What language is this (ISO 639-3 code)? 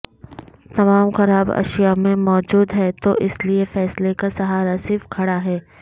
urd